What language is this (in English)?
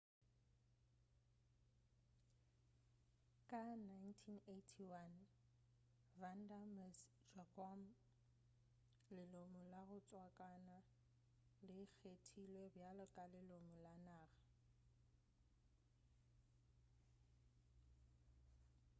Northern Sotho